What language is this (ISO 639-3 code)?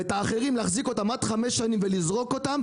heb